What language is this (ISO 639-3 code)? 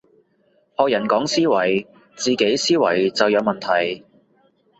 yue